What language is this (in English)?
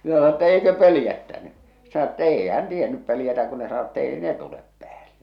Finnish